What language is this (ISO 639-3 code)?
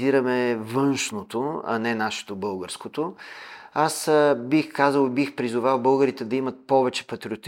bul